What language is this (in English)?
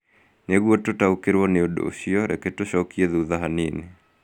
Kikuyu